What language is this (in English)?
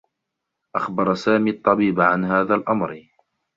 Arabic